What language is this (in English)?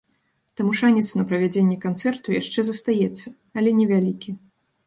Belarusian